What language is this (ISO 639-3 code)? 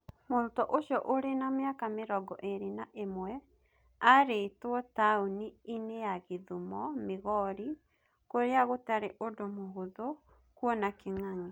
kik